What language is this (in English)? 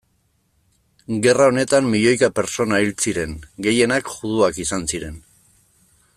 Basque